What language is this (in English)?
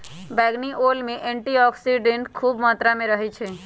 Magahi